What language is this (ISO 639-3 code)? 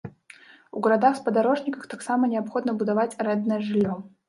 bel